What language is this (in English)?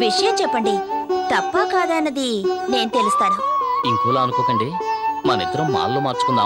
Hindi